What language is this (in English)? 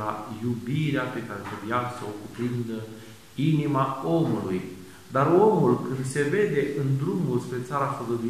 Romanian